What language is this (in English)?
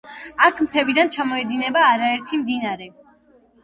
Georgian